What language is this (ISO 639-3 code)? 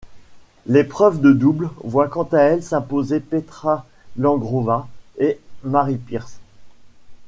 fra